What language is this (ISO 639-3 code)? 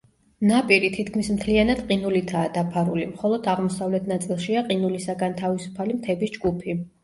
kat